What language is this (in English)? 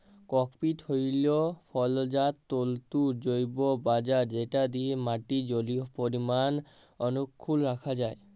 Bangla